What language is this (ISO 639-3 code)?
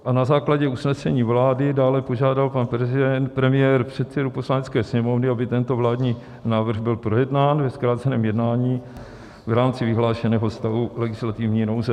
ces